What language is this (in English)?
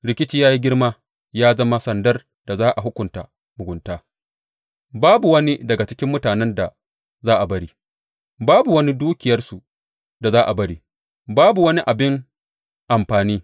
Hausa